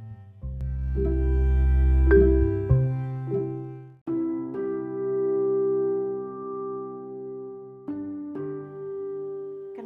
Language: Indonesian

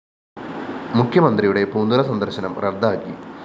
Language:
Malayalam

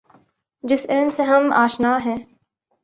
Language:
Urdu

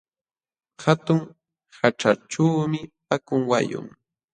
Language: Jauja Wanca Quechua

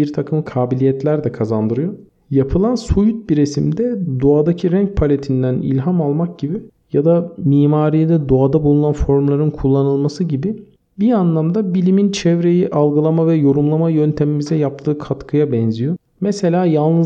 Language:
Turkish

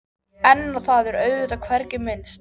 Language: Icelandic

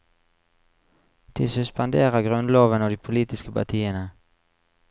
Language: Norwegian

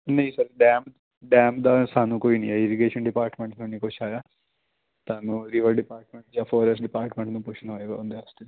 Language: Punjabi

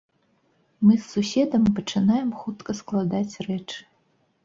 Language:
Belarusian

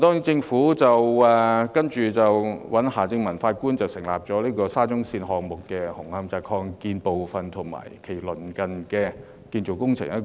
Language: Cantonese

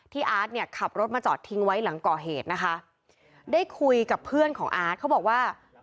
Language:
Thai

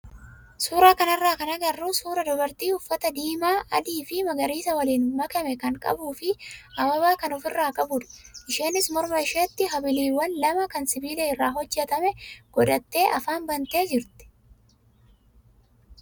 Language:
Oromo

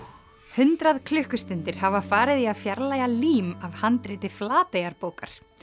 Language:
Icelandic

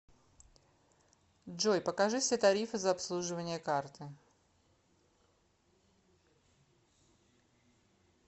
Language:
Russian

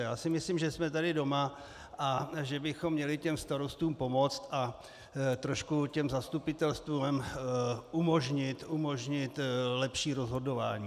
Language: Czech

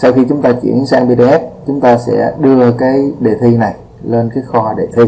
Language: Vietnamese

